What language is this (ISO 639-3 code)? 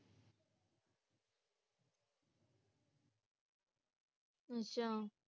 pan